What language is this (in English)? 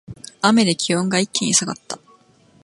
Japanese